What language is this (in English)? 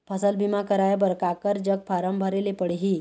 Chhattisgarhi